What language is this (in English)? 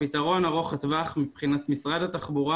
Hebrew